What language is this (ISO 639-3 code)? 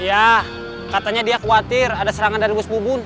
ind